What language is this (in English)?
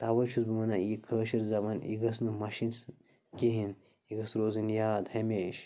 Kashmiri